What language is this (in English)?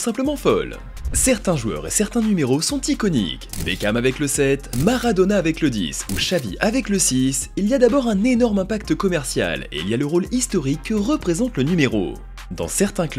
French